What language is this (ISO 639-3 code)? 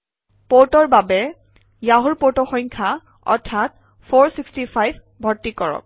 asm